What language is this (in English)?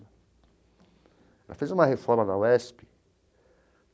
Portuguese